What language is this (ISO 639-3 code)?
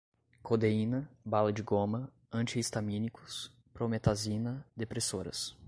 por